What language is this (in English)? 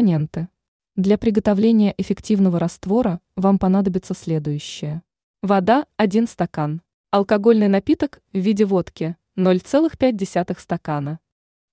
Russian